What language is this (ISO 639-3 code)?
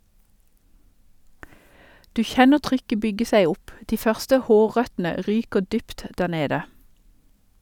nor